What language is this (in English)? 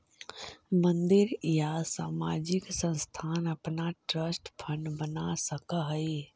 Magahi